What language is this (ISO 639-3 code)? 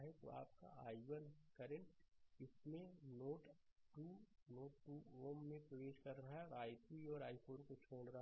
hin